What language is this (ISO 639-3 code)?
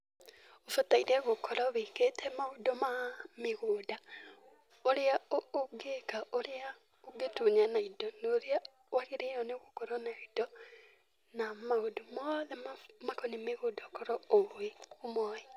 kik